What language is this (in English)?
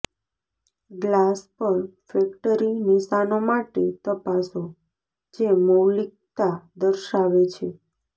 Gujarati